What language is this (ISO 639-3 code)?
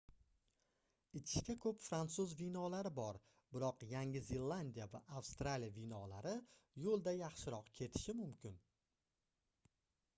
uzb